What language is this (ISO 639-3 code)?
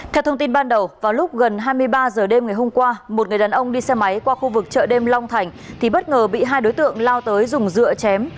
vie